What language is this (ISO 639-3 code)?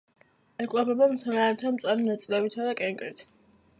kat